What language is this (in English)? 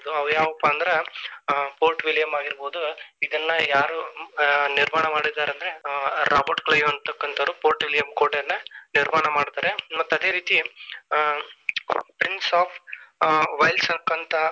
Kannada